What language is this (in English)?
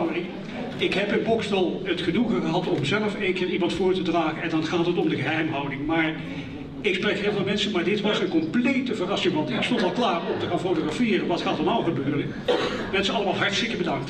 Dutch